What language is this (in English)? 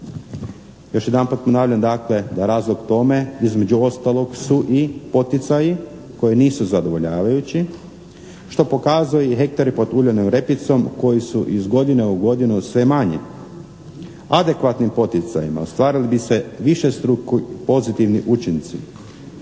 Croatian